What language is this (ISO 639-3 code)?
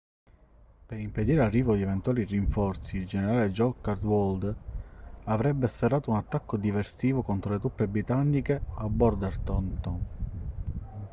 ita